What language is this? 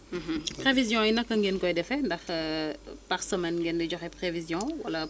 Wolof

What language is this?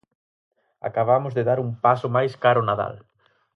Galician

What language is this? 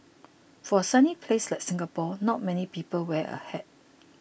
English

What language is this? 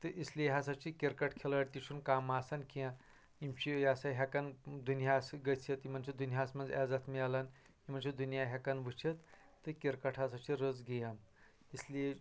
Kashmiri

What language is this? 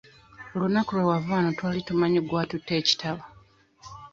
Ganda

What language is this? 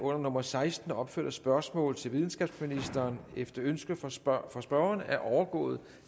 Danish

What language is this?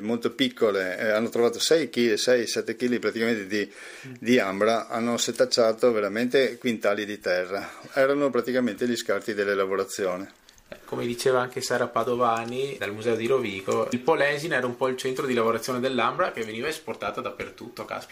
Italian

